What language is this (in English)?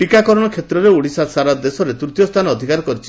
Odia